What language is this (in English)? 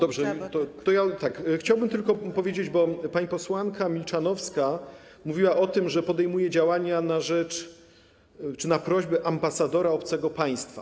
Polish